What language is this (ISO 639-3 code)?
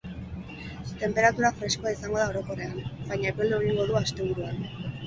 eus